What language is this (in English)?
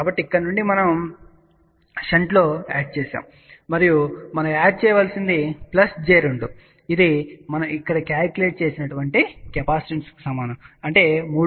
Telugu